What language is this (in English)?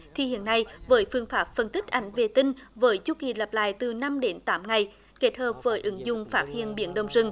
Vietnamese